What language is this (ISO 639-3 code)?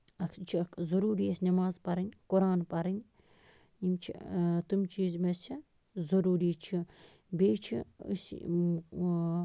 kas